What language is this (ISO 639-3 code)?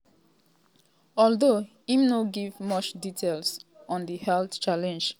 pcm